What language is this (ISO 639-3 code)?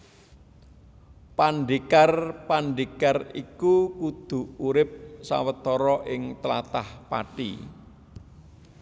jav